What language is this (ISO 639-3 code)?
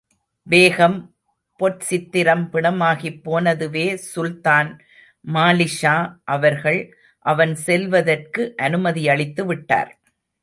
tam